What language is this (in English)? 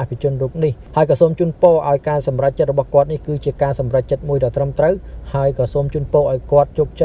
Vietnamese